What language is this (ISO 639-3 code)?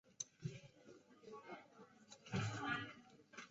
zho